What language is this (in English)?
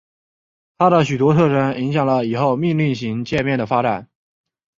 Chinese